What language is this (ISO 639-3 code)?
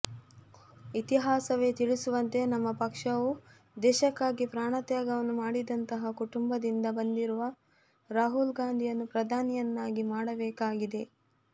kan